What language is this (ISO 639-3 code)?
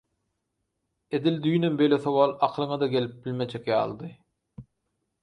tuk